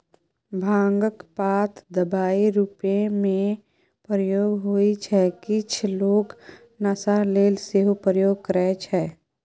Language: Maithili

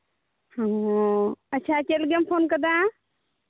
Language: Santali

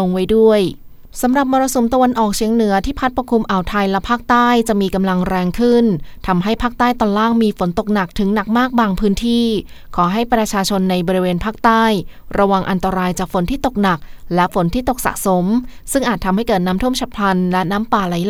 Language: Thai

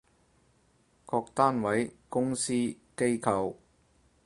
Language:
Cantonese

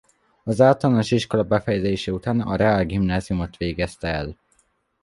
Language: Hungarian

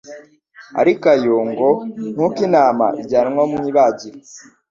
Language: Kinyarwanda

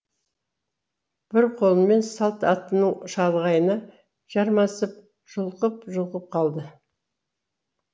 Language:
Kazakh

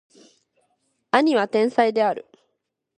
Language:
Japanese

